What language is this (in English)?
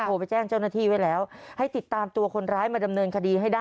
Thai